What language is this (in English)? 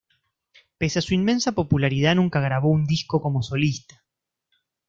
Spanish